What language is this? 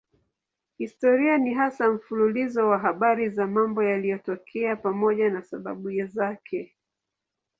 Swahili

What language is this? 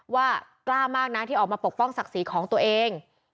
Thai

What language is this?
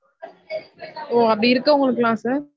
Tamil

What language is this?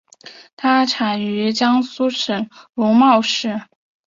Chinese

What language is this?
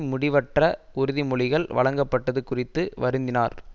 Tamil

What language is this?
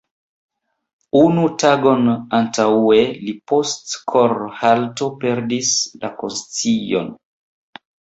Esperanto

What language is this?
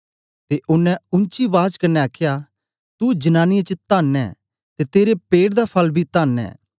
Dogri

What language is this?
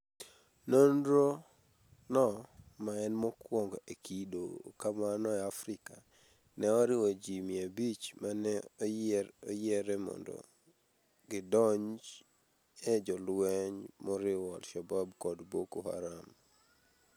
Luo (Kenya and Tanzania)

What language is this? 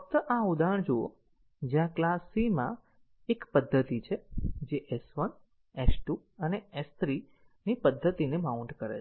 Gujarati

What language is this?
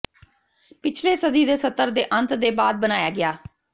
Punjabi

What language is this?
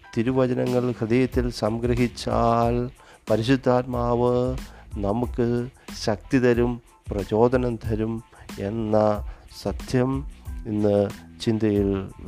Malayalam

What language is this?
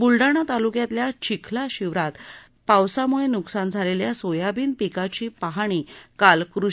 Marathi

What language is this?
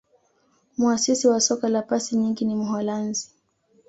Swahili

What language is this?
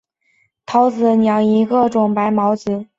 Chinese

